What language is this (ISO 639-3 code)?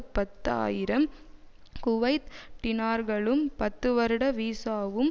tam